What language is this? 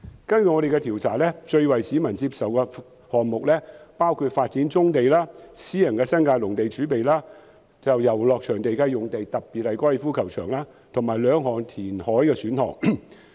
Cantonese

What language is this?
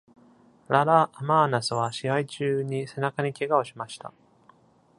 Japanese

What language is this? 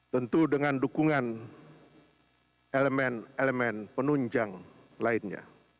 Indonesian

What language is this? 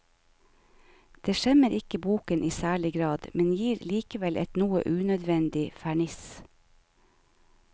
Norwegian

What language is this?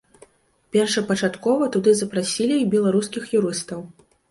Belarusian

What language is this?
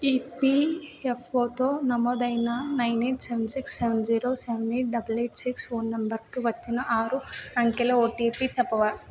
Telugu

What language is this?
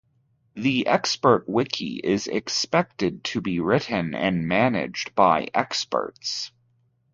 English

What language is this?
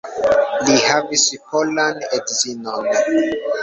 Esperanto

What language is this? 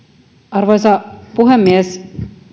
Finnish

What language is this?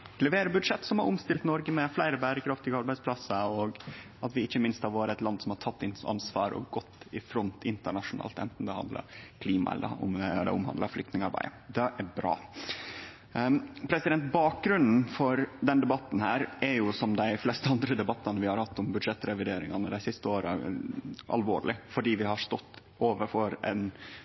Norwegian Nynorsk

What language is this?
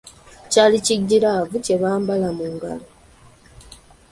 Ganda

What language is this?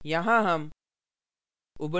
Hindi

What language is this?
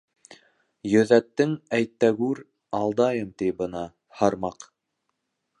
Bashkir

